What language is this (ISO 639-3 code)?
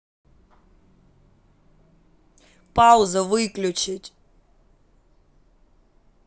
rus